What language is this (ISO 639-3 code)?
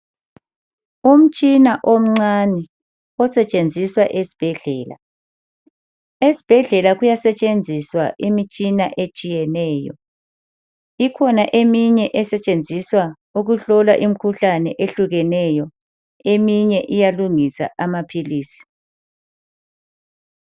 nde